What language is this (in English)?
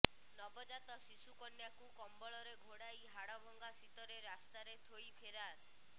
Odia